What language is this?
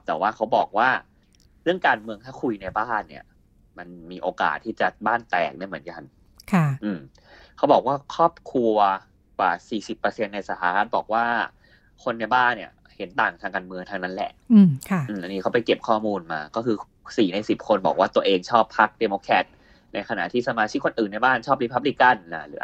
Thai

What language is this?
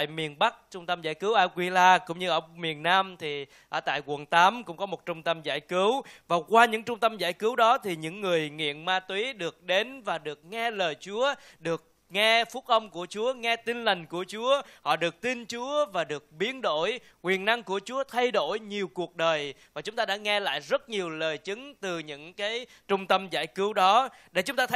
Vietnamese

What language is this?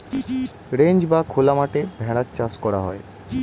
Bangla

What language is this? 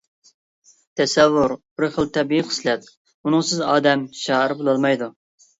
Uyghur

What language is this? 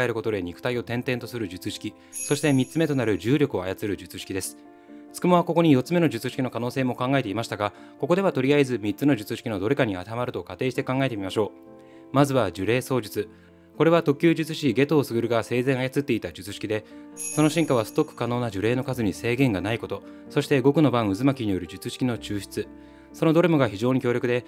Japanese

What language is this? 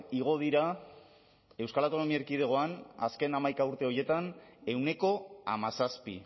Basque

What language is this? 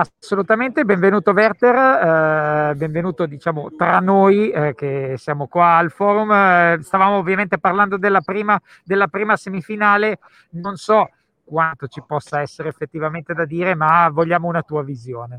Italian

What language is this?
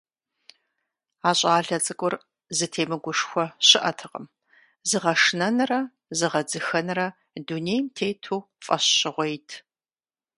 Kabardian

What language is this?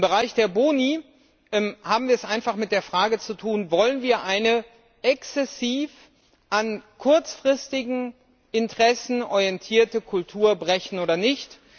German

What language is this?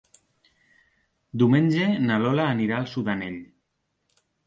Catalan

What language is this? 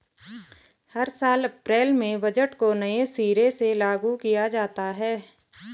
Hindi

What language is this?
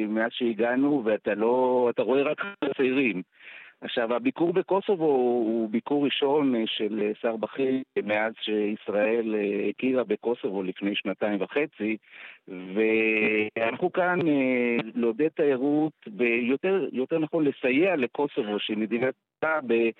Hebrew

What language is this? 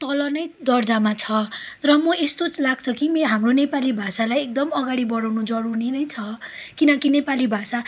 Nepali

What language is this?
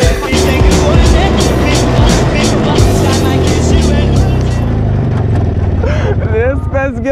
Lithuanian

